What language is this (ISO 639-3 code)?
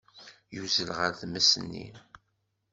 kab